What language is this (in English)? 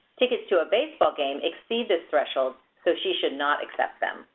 English